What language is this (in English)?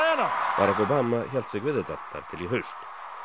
Icelandic